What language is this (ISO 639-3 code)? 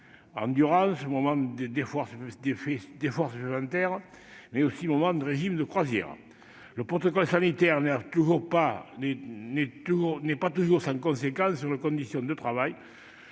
fra